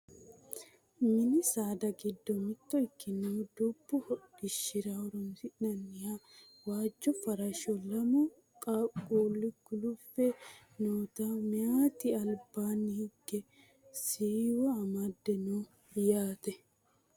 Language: Sidamo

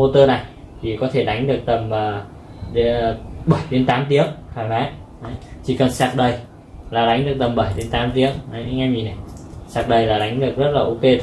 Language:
Vietnamese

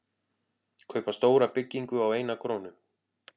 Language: Icelandic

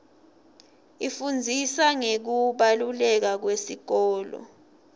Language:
Swati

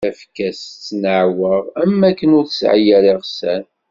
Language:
Kabyle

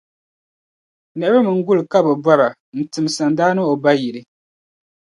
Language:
Dagbani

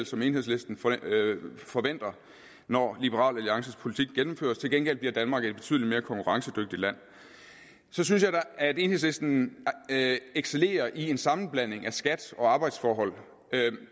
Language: Danish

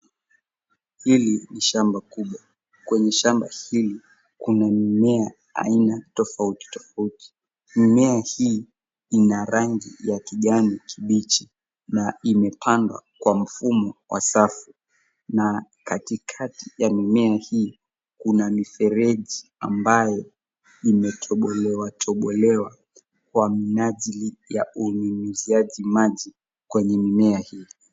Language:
Swahili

